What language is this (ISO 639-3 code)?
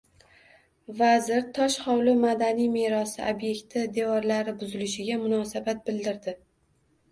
uzb